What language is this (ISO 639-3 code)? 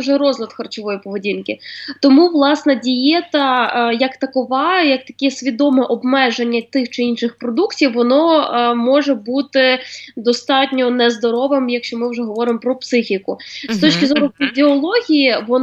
ukr